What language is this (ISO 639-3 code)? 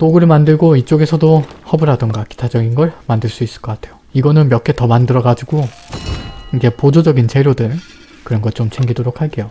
kor